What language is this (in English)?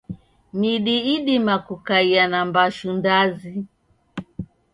Taita